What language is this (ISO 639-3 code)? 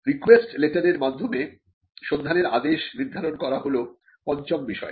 ben